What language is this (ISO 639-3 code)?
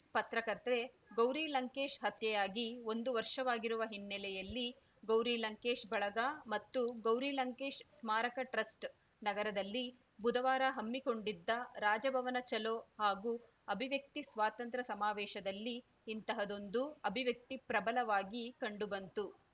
kan